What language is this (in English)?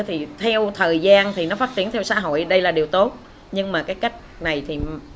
Vietnamese